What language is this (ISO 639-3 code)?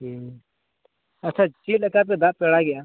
sat